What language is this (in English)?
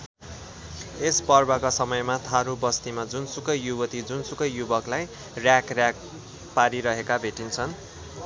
Nepali